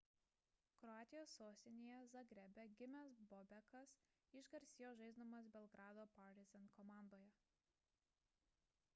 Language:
Lithuanian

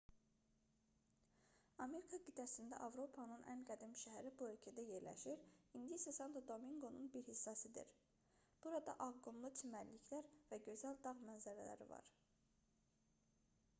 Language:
Azerbaijani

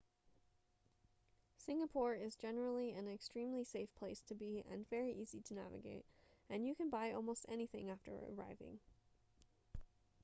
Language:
English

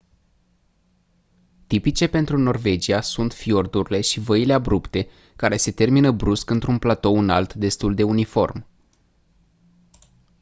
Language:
Romanian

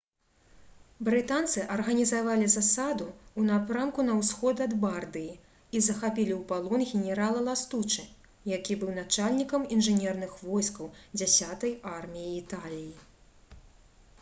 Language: Belarusian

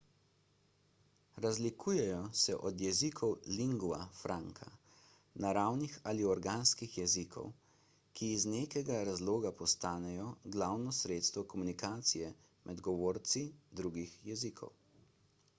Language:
Slovenian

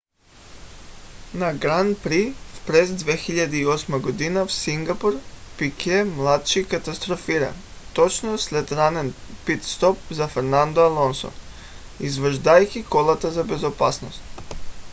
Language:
Bulgarian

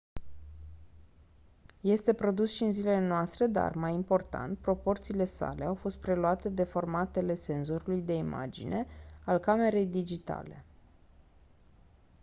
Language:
Romanian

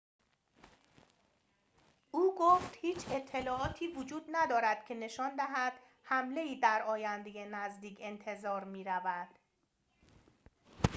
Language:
Persian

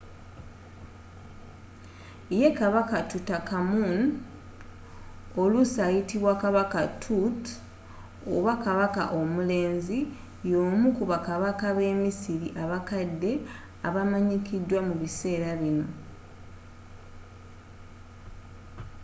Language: Ganda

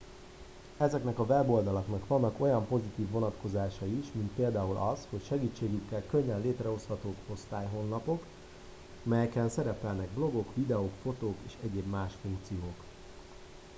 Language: Hungarian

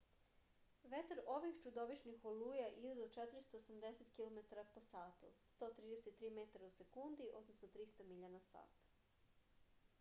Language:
Serbian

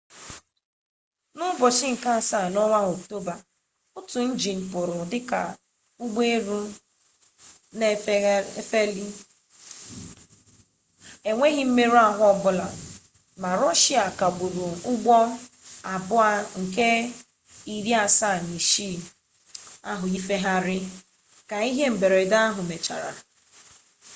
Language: Igbo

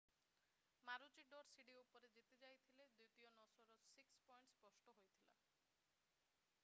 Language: Odia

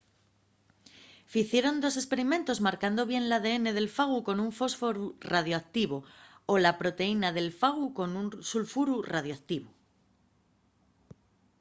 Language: Asturian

